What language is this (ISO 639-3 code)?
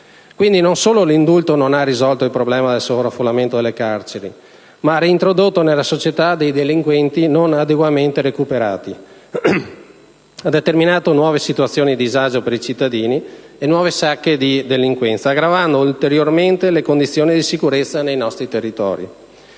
ita